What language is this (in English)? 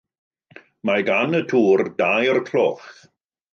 Welsh